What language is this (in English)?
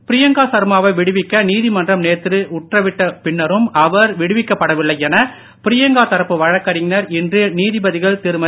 Tamil